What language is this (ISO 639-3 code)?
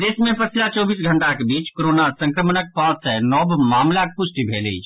mai